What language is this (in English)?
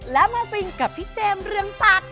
Thai